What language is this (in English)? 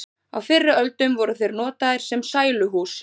Icelandic